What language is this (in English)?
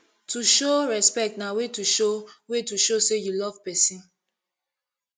Nigerian Pidgin